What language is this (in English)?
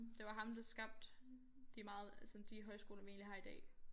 Danish